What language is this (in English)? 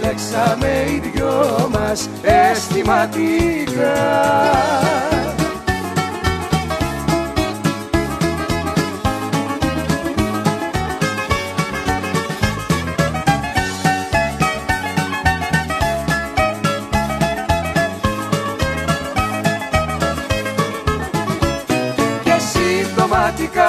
Greek